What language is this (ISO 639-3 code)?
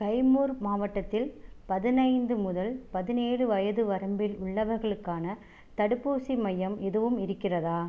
tam